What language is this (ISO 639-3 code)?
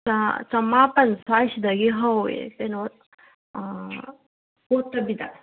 mni